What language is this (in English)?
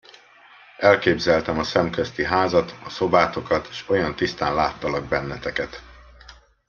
Hungarian